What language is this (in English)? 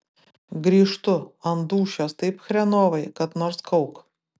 Lithuanian